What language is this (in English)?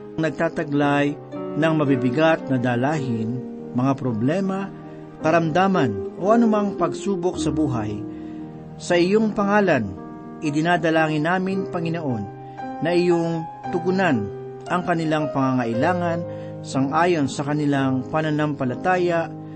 Filipino